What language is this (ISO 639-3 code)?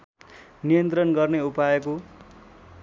nep